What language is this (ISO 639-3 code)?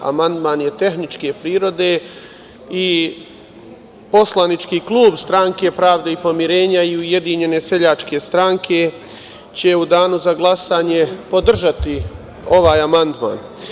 srp